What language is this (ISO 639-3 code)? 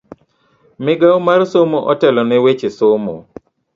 luo